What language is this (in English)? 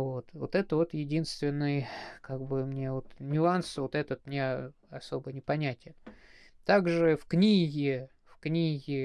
Russian